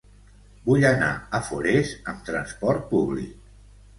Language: Catalan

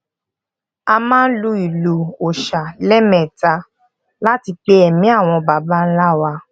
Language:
Yoruba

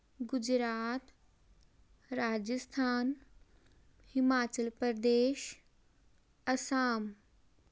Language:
Punjabi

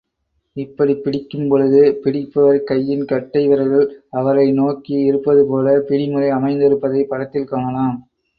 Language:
Tamil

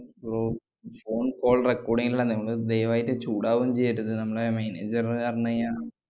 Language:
Malayalam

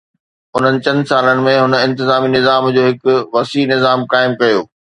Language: Sindhi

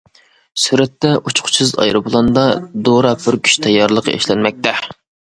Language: Uyghur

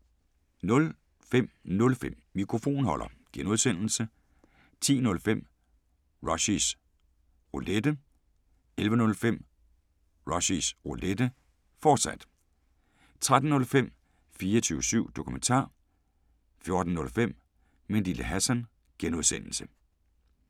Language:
Danish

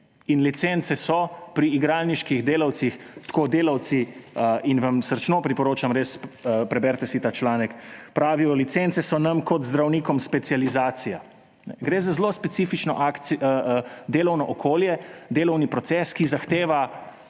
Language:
Slovenian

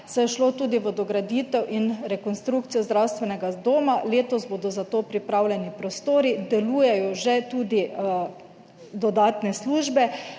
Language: Slovenian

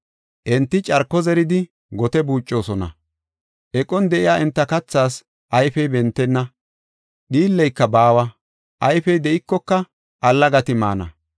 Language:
Gofa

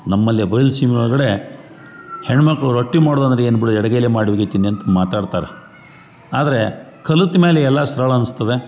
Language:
Kannada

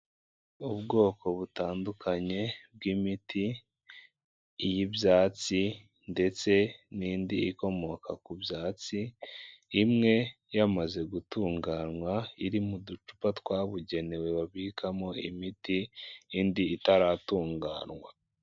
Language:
Kinyarwanda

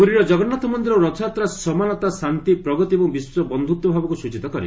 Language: Odia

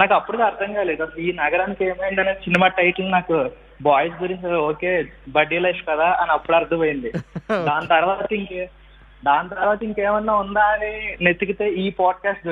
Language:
Telugu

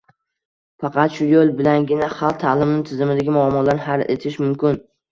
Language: Uzbek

